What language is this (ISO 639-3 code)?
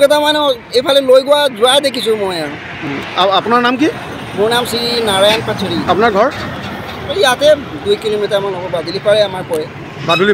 ind